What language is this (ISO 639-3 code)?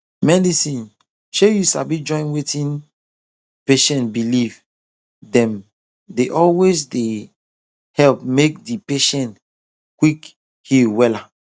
pcm